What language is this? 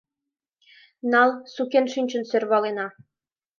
Mari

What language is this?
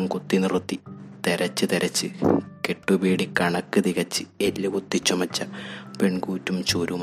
Malayalam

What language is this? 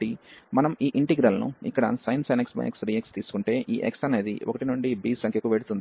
Telugu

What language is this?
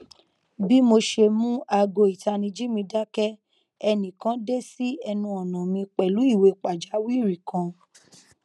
Yoruba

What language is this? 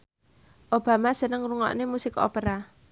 Javanese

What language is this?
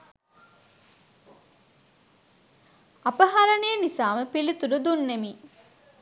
Sinhala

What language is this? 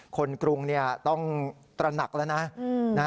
Thai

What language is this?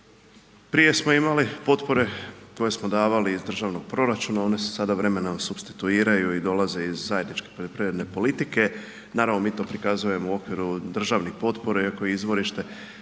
Croatian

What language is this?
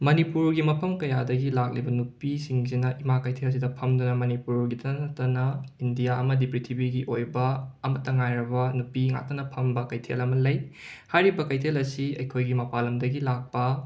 Manipuri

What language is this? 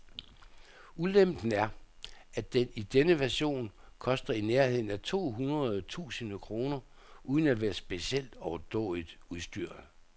Danish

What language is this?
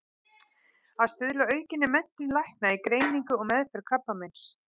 Icelandic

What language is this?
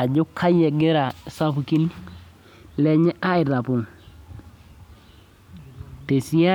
Masai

